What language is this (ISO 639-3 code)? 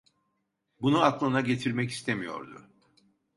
tur